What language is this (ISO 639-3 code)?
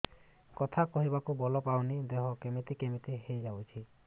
ori